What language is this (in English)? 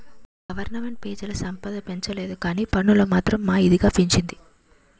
Telugu